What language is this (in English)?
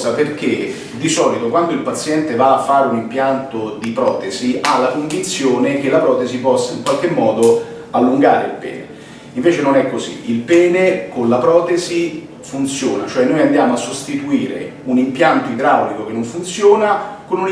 Italian